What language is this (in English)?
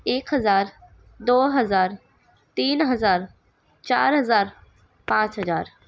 Urdu